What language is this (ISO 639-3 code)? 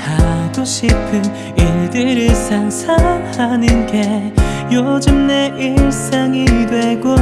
kor